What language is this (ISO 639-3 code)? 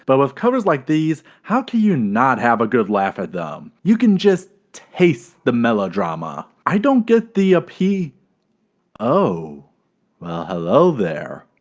eng